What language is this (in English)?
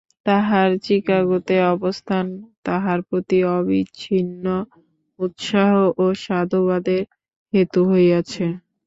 Bangla